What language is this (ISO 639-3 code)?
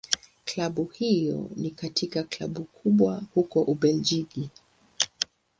swa